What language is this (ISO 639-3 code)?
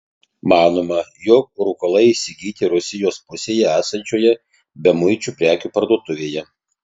lit